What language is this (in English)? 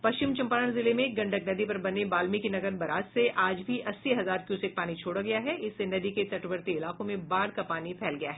Hindi